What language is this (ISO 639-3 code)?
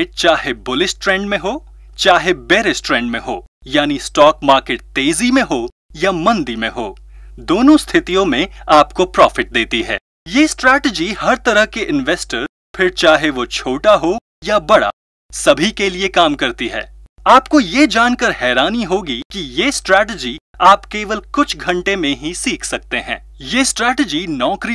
hin